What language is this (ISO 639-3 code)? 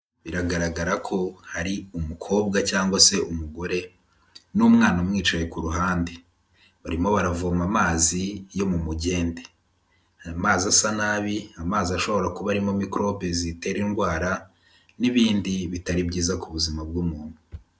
kin